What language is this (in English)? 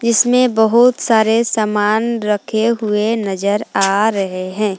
Hindi